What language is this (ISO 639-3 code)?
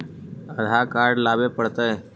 mag